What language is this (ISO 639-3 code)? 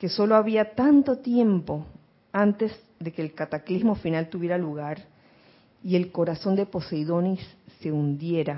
spa